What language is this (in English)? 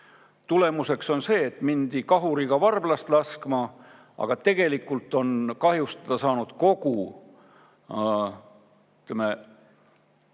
Estonian